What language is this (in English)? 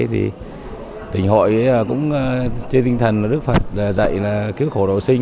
Vietnamese